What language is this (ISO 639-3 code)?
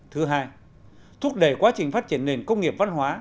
vie